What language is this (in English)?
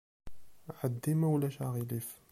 Kabyle